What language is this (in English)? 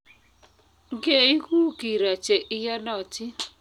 Kalenjin